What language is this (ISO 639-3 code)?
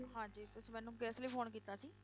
pan